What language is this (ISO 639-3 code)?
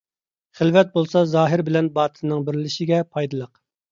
uig